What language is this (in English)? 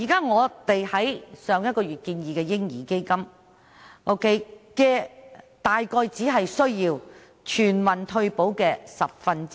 Cantonese